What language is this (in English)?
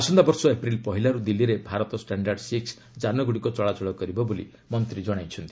Odia